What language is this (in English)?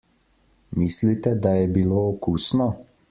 Slovenian